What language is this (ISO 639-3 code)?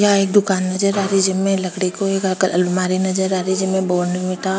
raj